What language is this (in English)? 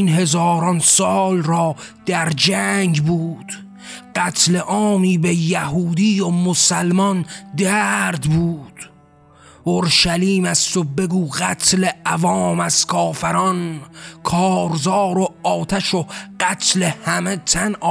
Persian